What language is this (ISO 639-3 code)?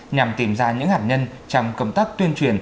vie